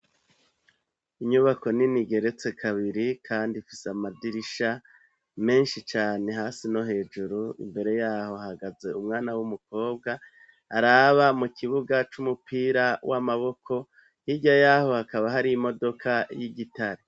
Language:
Rundi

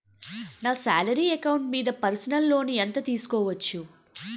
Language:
Telugu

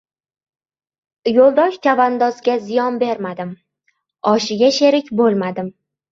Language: Uzbek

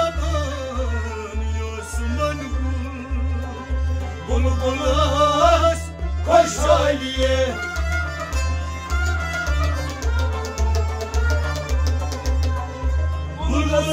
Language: Romanian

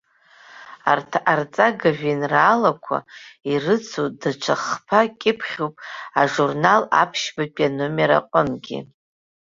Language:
Abkhazian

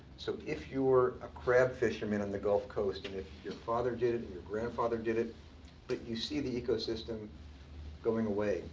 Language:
English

